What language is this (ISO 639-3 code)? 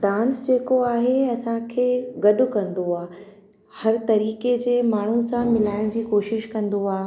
snd